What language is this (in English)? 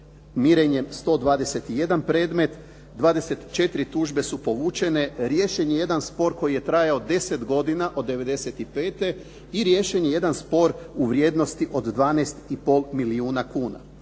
Croatian